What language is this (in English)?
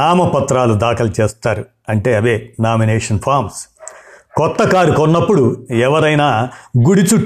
Telugu